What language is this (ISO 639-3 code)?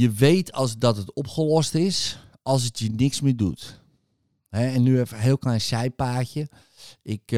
nld